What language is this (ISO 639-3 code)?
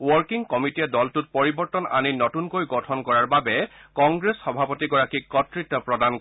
asm